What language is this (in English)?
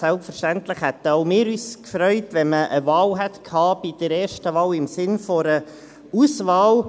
Swiss German